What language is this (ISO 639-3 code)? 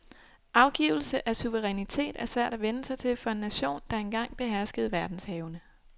dan